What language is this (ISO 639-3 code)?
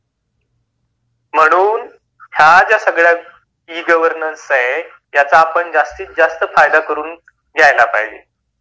mar